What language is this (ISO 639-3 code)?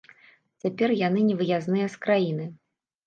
bel